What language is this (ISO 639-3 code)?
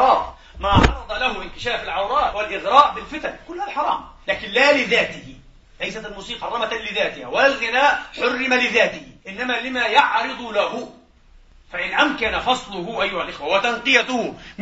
ara